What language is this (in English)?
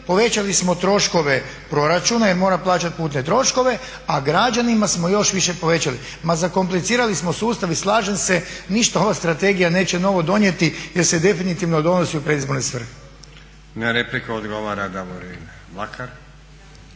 Croatian